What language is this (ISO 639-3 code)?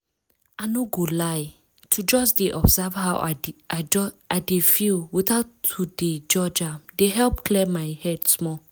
pcm